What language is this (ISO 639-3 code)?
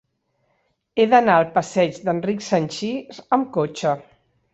cat